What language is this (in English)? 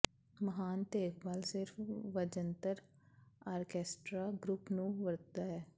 Punjabi